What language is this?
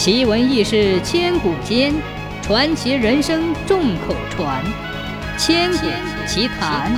Chinese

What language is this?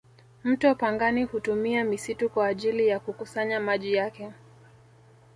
Swahili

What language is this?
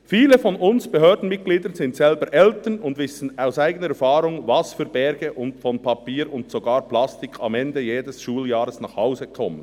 Swiss German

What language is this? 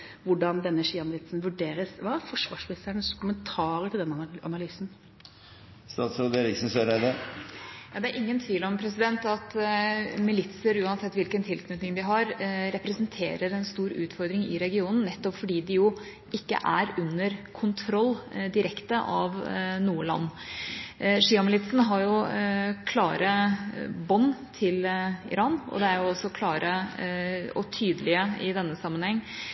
Norwegian Bokmål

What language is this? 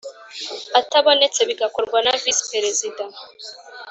Kinyarwanda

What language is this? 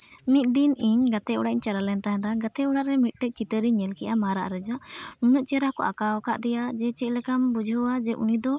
Santali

